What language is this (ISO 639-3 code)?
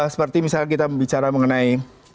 ind